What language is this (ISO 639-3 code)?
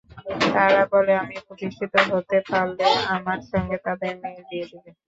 ben